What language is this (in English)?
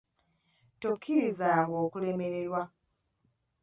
Ganda